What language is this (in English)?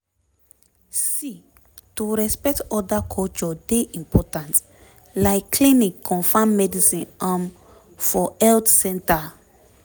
Nigerian Pidgin